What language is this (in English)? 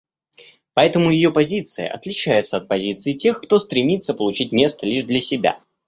Russian